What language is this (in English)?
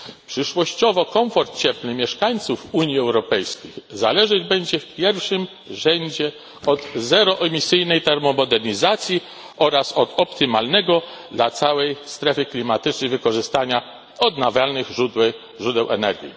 Polish